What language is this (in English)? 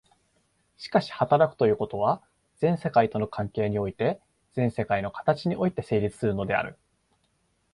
Japanese